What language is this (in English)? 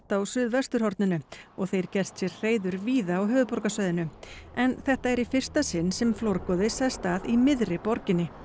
Icelandic